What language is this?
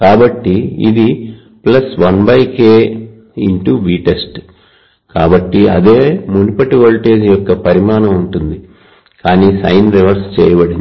Telugu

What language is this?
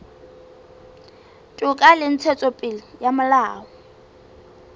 Southern Sotho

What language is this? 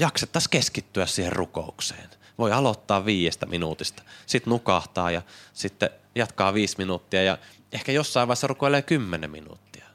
Finnish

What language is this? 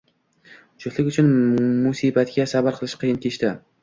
Uzbek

